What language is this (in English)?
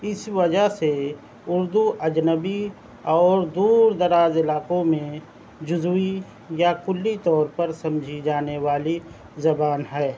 Urdu